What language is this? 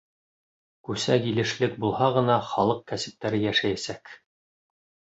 Bashkir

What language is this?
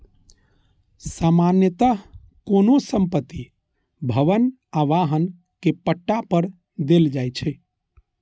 Maithili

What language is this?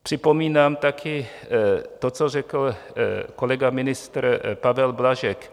Czech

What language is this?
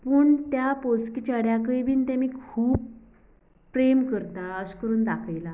Konkani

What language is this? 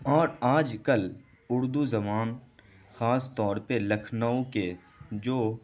Urdu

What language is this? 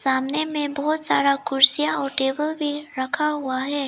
Hindi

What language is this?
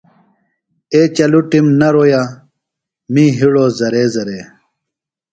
Phalura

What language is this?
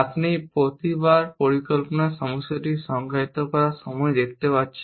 Bangla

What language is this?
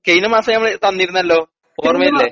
Malayalam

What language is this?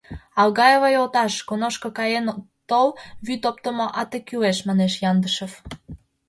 Mari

